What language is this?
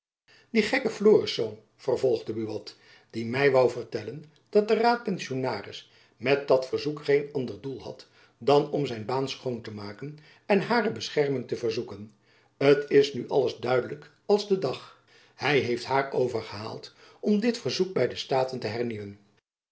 Dutch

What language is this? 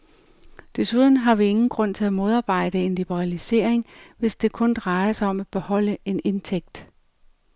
Danish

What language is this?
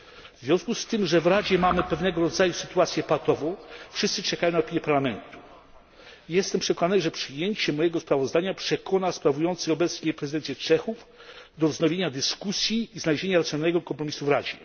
Polish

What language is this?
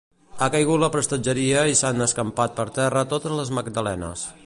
Catalan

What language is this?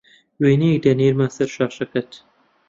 Central Kurdish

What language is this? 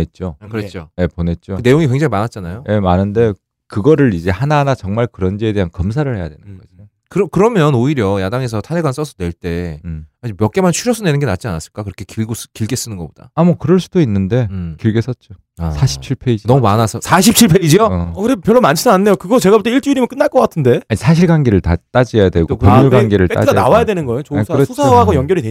Korean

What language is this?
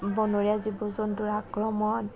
Assamese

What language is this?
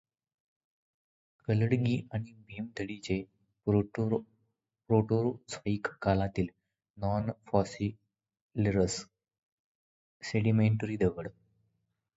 Marathi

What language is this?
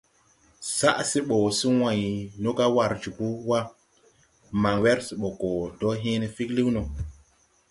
Tupuri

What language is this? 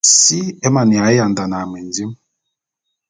Bulu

